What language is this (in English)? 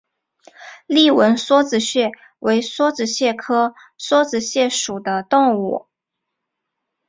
Chinese